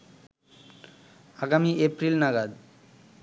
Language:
Bangla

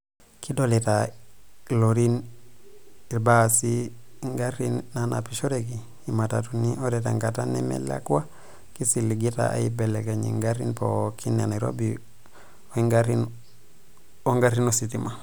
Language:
Masai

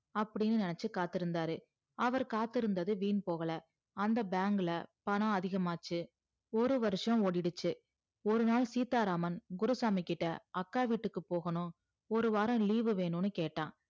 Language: Tamil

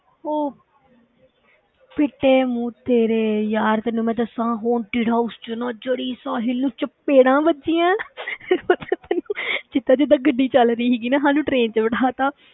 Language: Punjabi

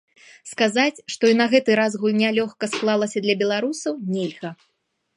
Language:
Belarusian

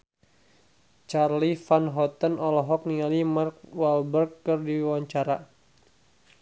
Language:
Sundanese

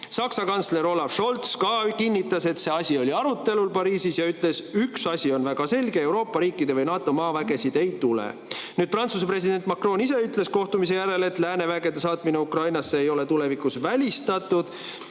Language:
Estonian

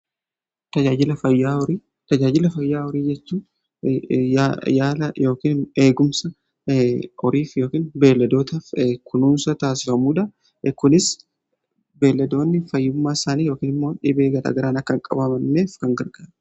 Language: Oromo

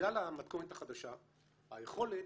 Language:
Hebrew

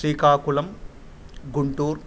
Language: Sanskrit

